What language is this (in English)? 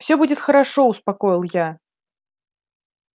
Russian